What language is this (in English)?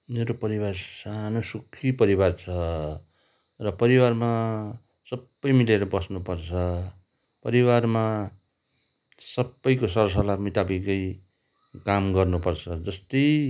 Nepali